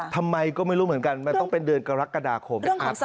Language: Thai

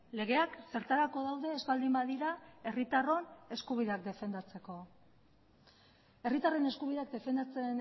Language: Basque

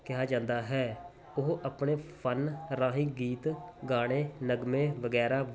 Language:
Punjabi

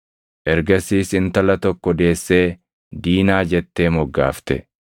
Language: Oromo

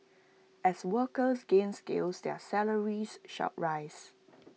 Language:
English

